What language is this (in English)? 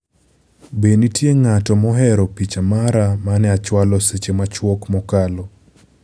Luo (Kenya and Tanzania)